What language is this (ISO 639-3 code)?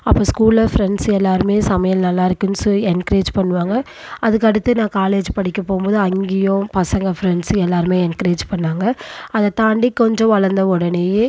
tam